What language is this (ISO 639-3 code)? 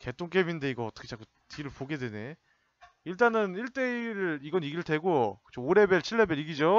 kor